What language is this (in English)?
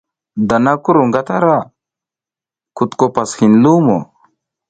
South Giziga